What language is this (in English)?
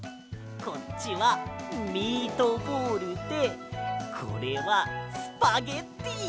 Japanese